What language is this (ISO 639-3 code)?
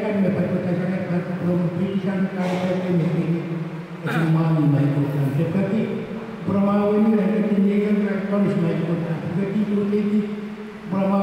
ind